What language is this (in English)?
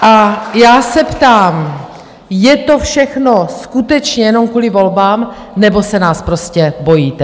Czech